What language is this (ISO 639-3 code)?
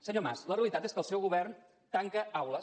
cat